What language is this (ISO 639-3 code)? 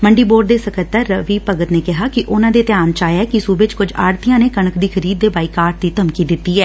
pan